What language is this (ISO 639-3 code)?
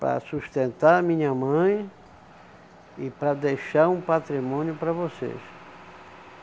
por